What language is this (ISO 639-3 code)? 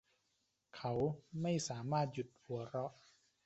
tha